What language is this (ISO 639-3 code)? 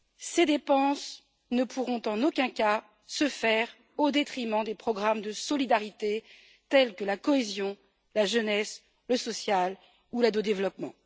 fra